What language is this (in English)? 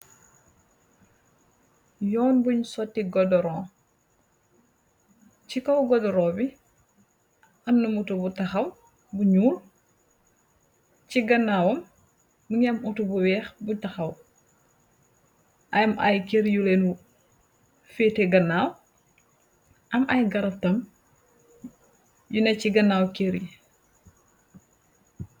Wolof